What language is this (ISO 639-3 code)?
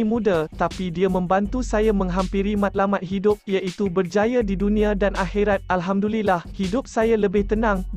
msa